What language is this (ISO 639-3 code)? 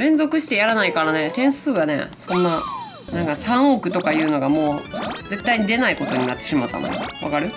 jpn